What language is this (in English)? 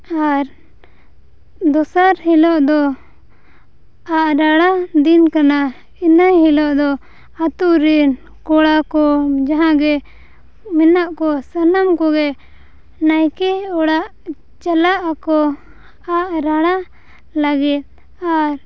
Santali